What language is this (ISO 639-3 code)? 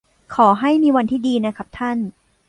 tha